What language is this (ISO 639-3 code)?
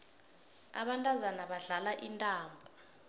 nbl